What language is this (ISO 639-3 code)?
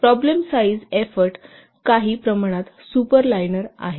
mar